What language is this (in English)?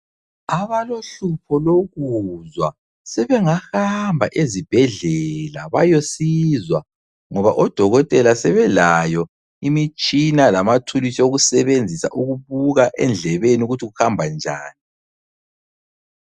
North Ndebele